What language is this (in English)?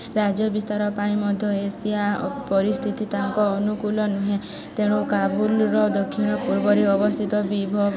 Odia